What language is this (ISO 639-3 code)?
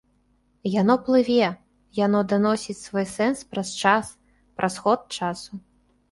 bel